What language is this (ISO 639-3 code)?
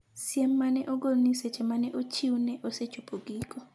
luo